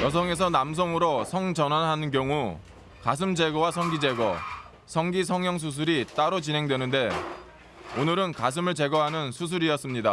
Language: Korean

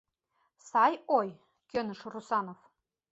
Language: Mari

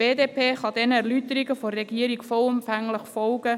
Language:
Swiss German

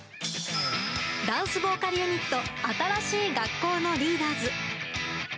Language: Japanese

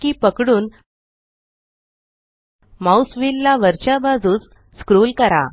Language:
Marathi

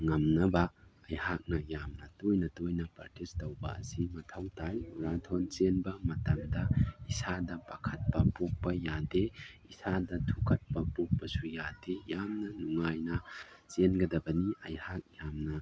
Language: Manipuri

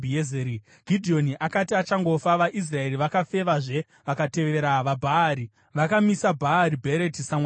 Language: Shona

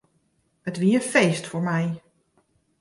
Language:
Western Frisian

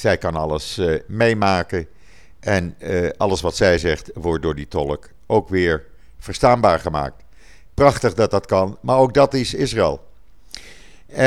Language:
Dutch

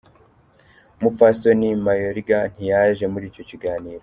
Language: Kinyarwanda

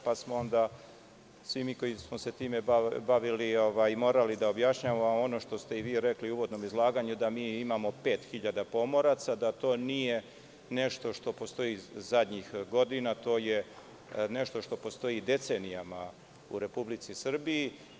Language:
Serbian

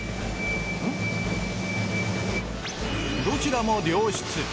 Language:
Japanese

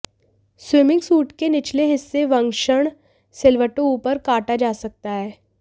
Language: Hindi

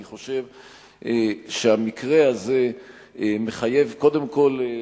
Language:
Hebrew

